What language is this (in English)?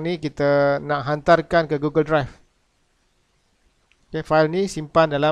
Malay